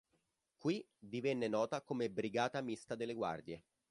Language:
Italian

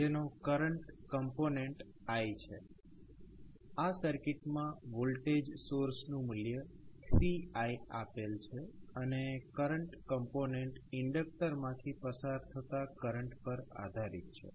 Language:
Gujarati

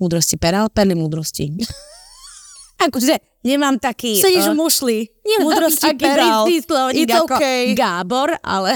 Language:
Slovak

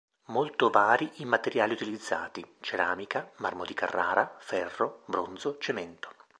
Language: Italian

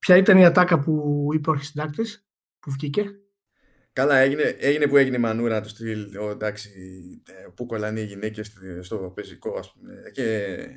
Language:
Greek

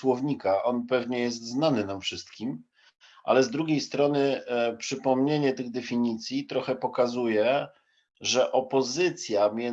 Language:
Polish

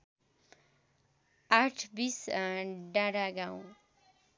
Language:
Nepali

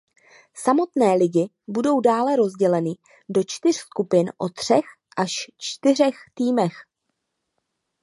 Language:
Czech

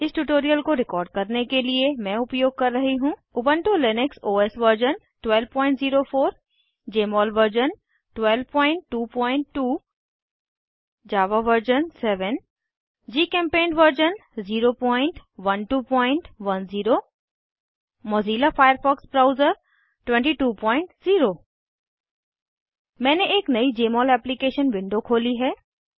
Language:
Hindi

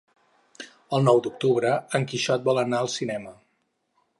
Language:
Catalan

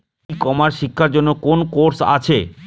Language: Bangla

